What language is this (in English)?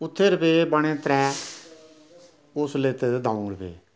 Dogri